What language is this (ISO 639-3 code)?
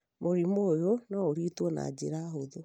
kik